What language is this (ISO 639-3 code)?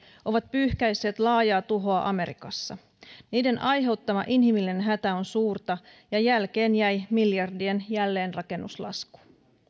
fin